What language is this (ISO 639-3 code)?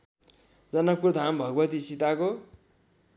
nep